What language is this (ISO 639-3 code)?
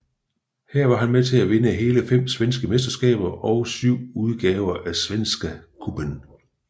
dan